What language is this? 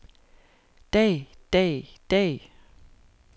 Danish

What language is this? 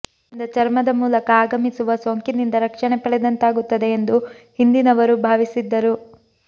Kannada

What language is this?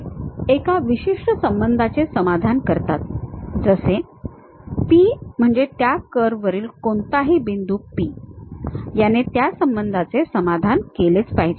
Marathi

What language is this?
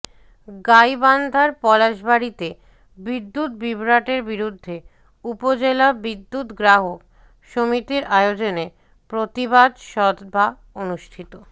Bangla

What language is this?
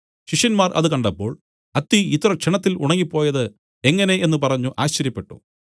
Malayalam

